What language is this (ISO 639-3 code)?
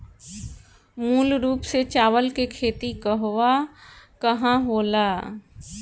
bho